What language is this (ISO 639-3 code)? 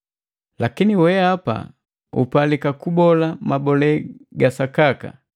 mgv